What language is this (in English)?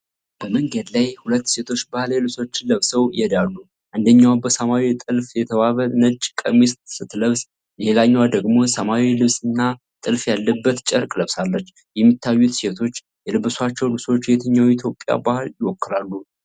Amharic